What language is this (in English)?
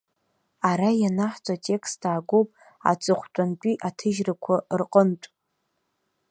Abkhazian